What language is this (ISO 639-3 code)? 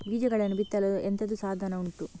kan